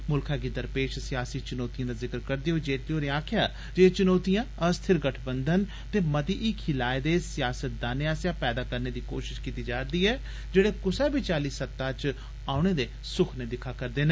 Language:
Dogri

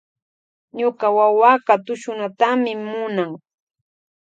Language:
Loja Highland Quichua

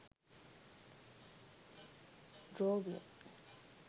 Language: Sinhala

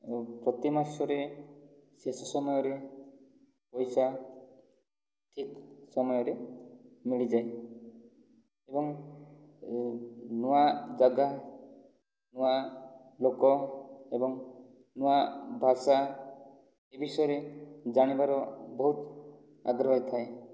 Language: Odia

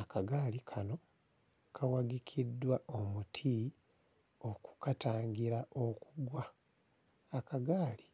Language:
Ganda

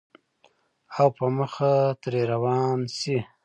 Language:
Pashto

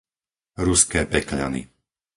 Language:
Slovak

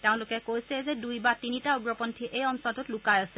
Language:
Assamese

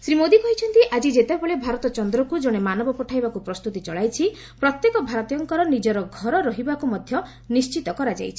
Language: Odia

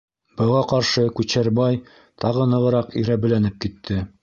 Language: Bashkir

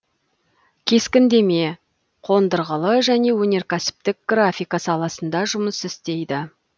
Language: Kazakh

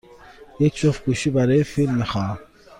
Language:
Persian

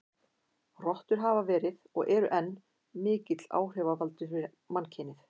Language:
Icelandic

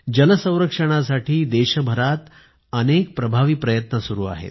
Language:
Marathi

